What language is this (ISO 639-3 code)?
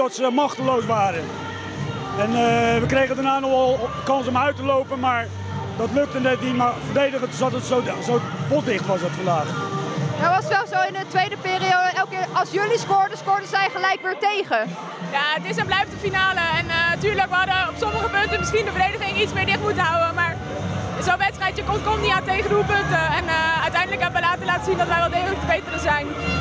nld